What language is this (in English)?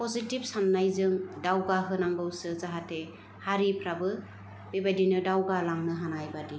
Bodo